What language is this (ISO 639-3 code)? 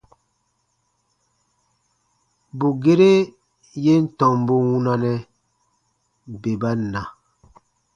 bba